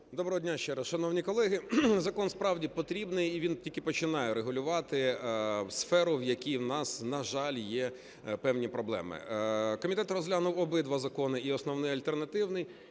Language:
Ukrainian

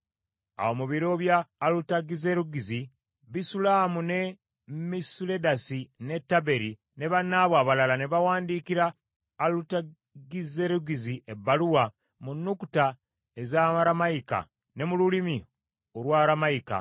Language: Ganda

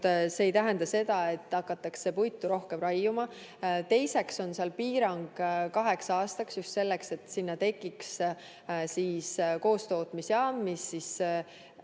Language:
Estonian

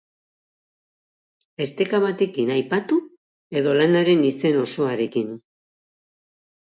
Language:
Basque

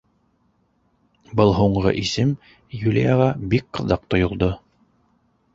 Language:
Bashkir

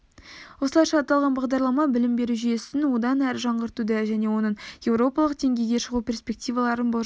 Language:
Kazakh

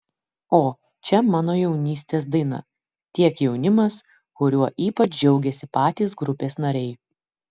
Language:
Lithuanian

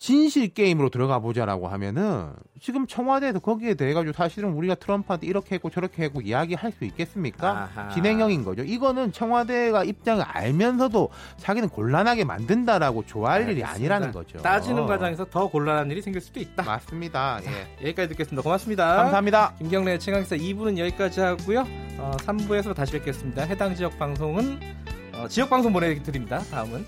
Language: Korean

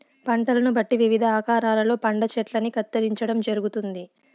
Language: Telugu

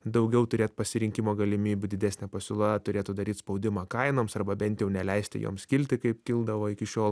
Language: Lithuanian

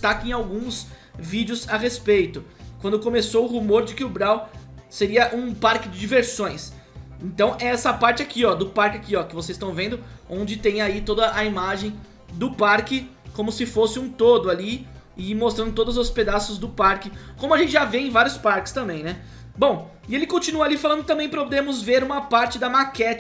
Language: Portuguese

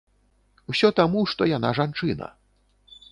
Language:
Belarusian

